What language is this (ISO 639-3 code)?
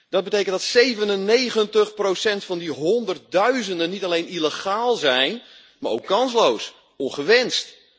nld